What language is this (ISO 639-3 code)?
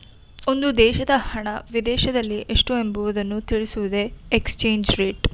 kan